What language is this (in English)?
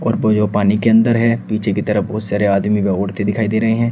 Hindi